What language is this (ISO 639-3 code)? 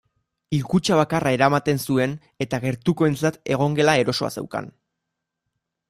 eus